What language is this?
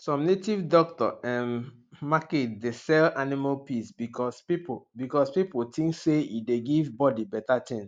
Nigerian Pidgin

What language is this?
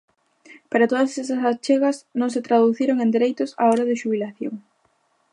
Galician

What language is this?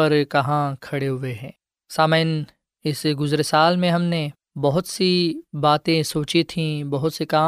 Urdu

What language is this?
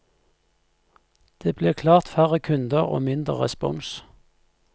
Norwegian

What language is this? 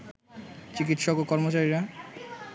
Bangla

